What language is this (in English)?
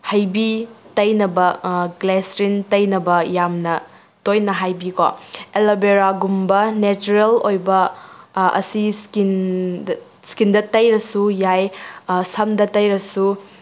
Manipuri